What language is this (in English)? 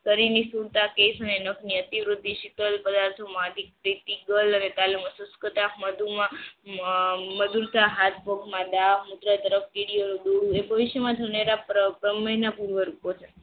Gujarati